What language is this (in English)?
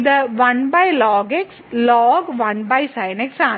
Malayalam